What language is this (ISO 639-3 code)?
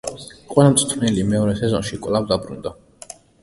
kat